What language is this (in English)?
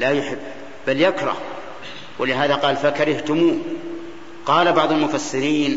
Arabic